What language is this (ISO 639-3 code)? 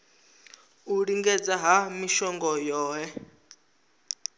ven